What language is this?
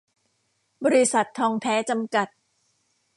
Thai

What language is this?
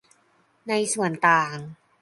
Thai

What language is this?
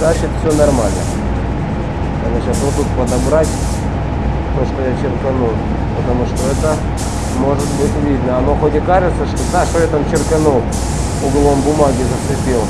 Russian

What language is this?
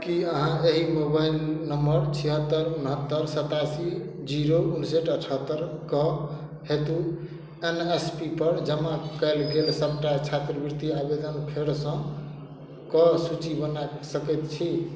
Maithili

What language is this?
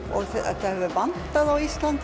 Icelandic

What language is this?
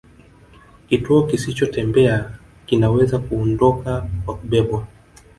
Swahili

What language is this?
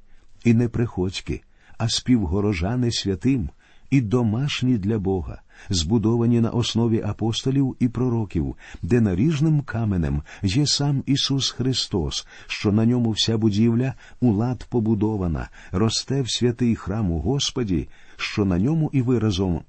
Ukrainian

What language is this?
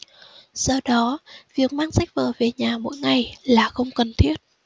Vietnamese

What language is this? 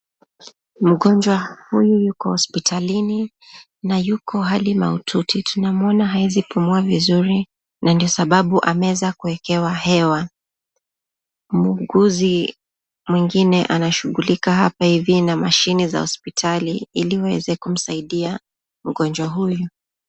Swahili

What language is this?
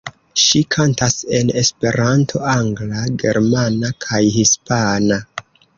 Esperanto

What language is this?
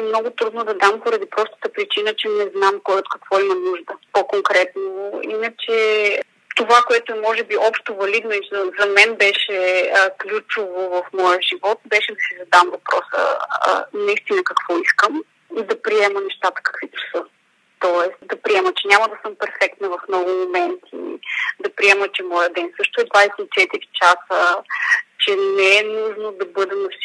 Bulgarian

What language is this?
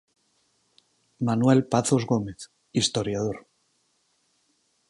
Galician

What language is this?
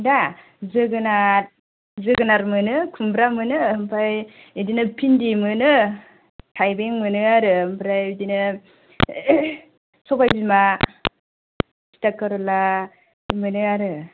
Bodo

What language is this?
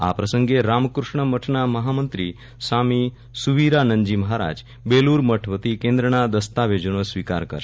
Gujarati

